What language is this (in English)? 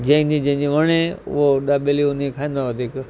Sindhi